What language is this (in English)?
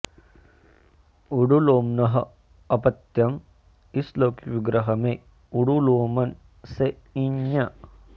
Sanskrit